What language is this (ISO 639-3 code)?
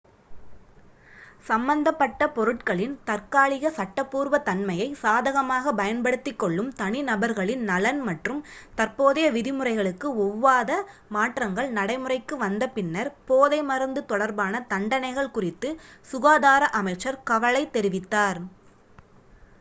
tam